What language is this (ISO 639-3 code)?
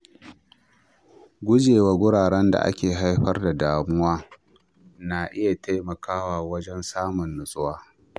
hau